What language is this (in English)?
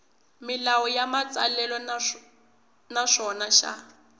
Tsonga